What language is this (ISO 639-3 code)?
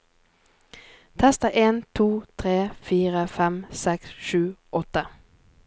nor